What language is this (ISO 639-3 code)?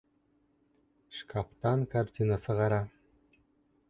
bak